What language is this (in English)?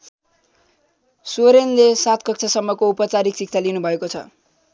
Nepali